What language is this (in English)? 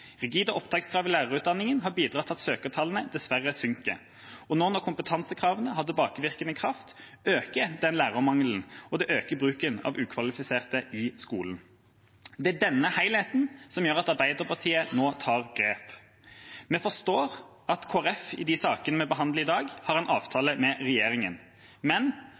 Norwegian Bokmål